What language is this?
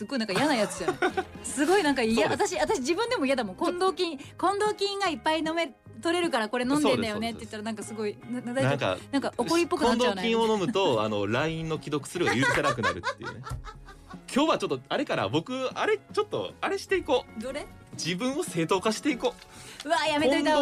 Japanese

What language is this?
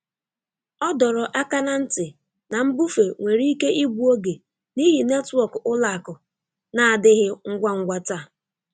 Igbo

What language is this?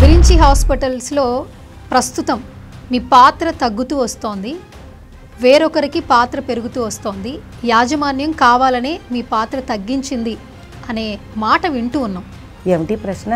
Telugu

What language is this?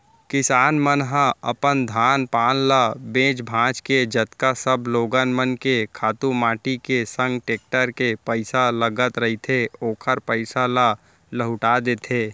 Chhattisgarhi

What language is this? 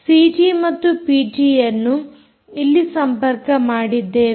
Kannada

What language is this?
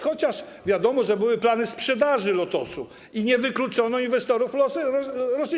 Polish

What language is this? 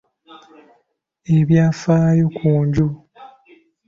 Ganda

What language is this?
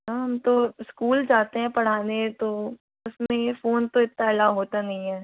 Hindi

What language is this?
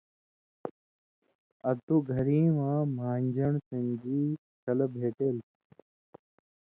Indus Kohistani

